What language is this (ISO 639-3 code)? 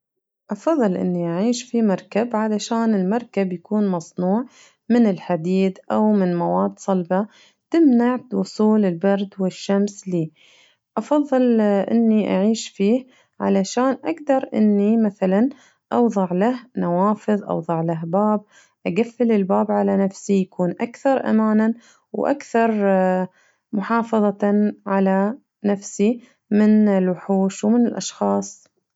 ars